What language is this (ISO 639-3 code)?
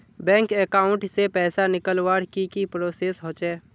mag